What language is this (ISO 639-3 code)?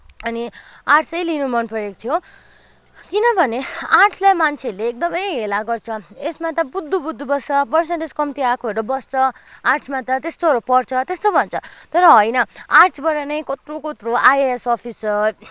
nep